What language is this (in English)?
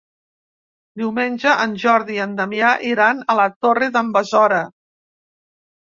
Catalan